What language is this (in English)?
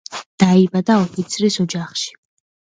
Georgian